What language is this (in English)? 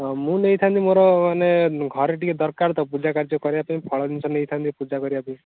Odia